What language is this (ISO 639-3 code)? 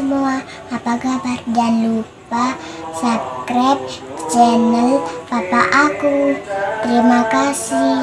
ind